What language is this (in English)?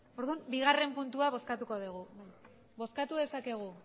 Basque